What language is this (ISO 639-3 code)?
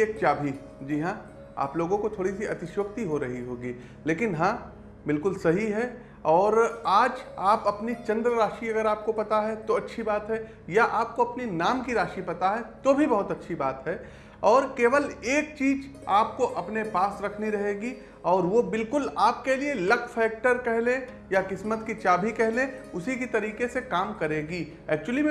hin